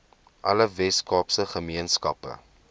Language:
Afrikaans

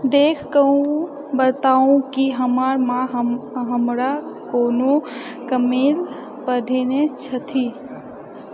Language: Maithili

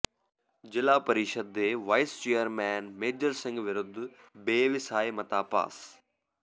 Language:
Punjabi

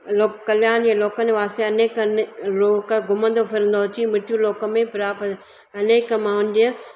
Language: Sindhi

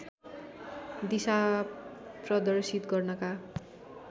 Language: Nepali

